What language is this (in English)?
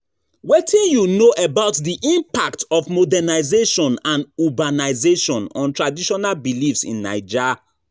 Nigerian Pidgin